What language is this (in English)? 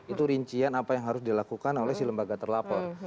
Indonesian